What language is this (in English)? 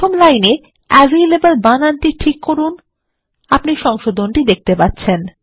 Bangla